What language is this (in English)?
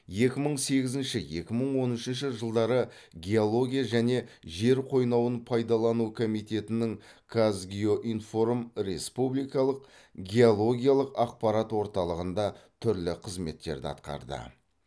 Kazakh